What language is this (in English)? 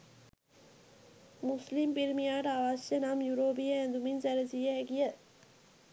Sinhala